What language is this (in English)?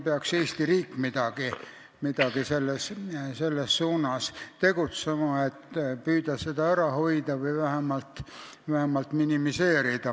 Estonian